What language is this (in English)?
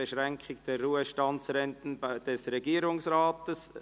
Swiss German